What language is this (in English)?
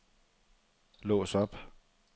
Danish